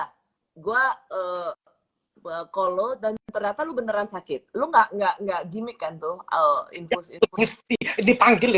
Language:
Indonesian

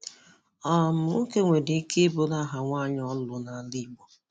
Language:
Igbo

